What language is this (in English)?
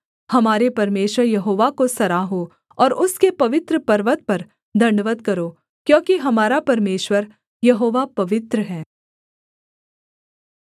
Hindi